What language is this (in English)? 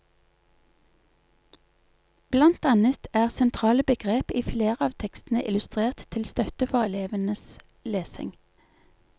Norwegian